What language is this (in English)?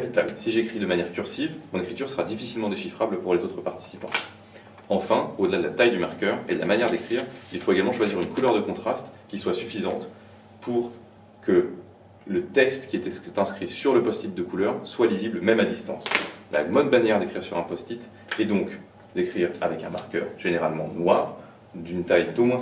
French